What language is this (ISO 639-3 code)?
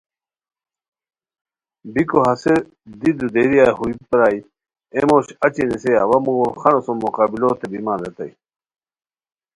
khw